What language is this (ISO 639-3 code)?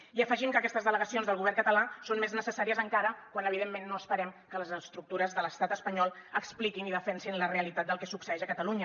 cat